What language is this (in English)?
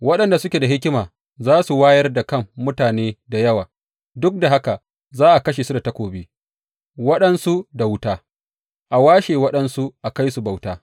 Hausa